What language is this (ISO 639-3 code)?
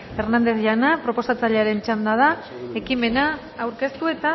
eus